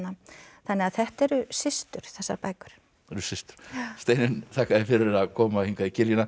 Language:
Icelandic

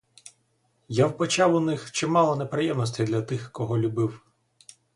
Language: Ukrainian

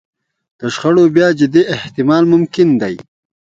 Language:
Pashto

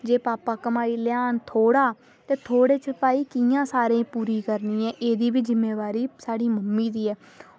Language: Dogri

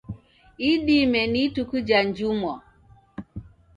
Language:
Taita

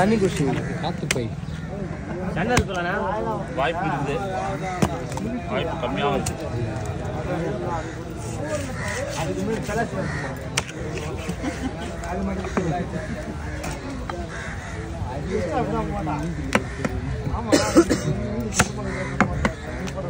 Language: Arabic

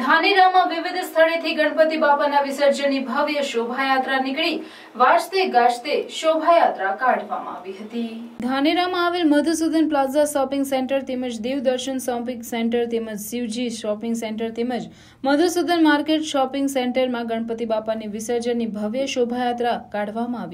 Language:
Hindi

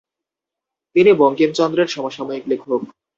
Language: Bangla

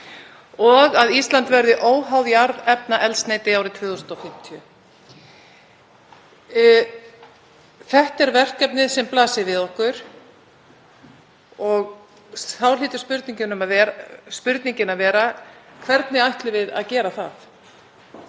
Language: Icelandic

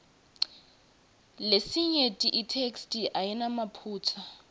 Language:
Swati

